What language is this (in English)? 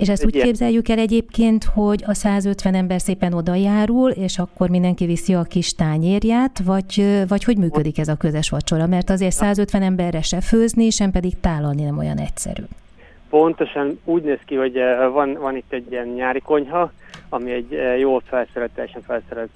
Hungarian